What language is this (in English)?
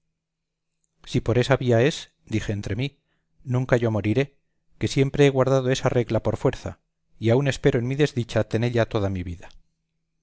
Spanish